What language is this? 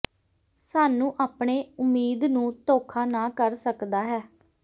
Punjabi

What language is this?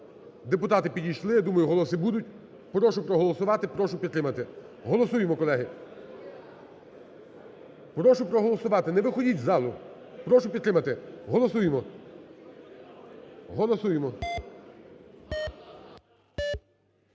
Ukrainian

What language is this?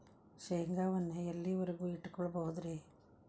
Kannada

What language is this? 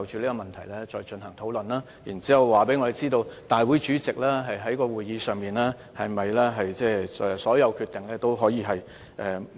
Cantonese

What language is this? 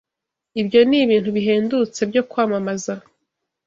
Kinyarwanda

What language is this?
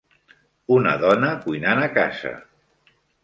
Catalan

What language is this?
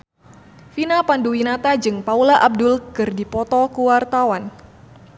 Sundanese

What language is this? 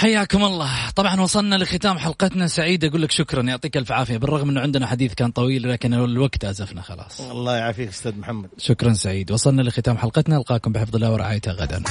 Arabic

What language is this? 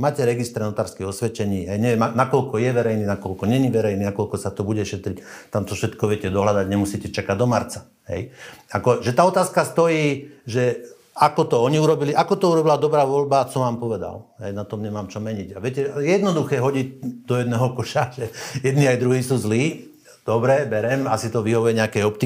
Slovak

